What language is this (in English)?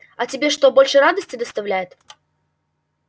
Russian